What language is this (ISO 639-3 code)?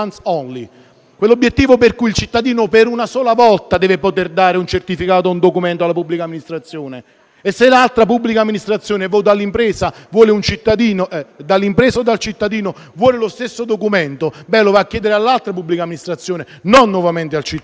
ita